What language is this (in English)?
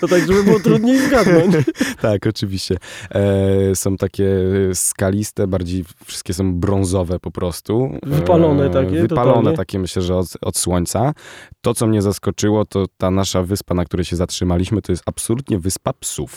Polish